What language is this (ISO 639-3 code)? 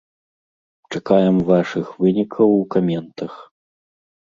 bel